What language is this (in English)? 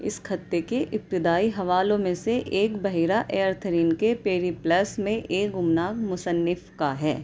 Urdu